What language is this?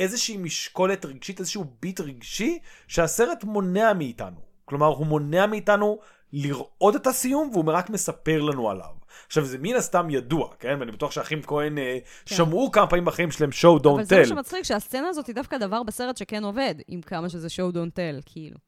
Hebrew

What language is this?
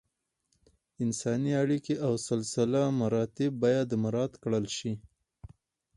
Pashto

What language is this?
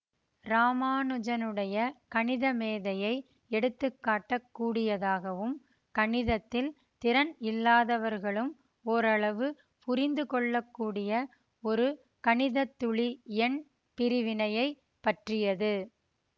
Tamil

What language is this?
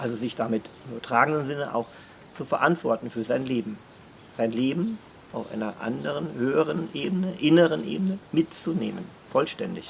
German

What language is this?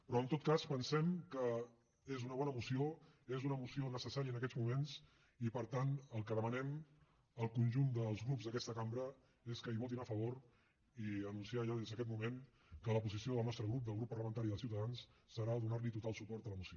Catalan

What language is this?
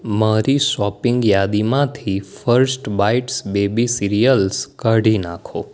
Gujarati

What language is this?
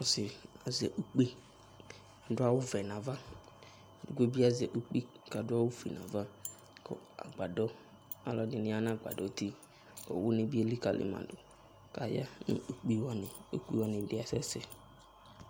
Ikposo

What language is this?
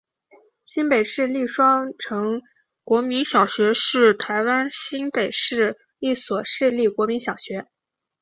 Chinese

